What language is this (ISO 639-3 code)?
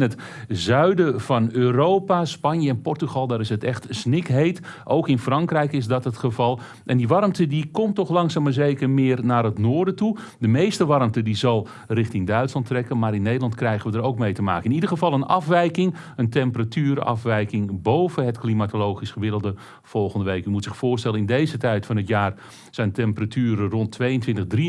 nld